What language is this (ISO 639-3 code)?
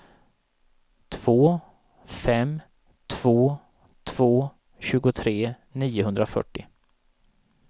swe